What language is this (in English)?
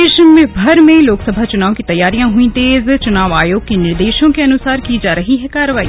Hindi